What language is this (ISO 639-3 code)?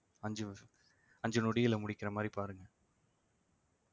tam